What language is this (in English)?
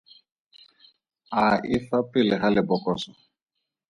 Tswana